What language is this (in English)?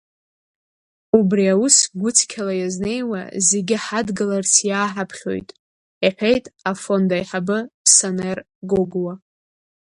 Abkhazian